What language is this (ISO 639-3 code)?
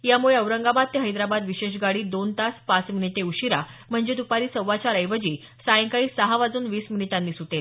mar